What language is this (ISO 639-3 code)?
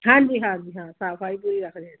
pan